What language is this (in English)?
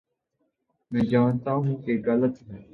Urdu